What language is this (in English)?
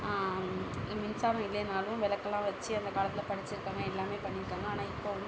Tamil